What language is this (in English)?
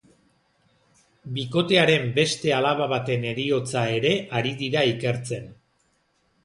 Basque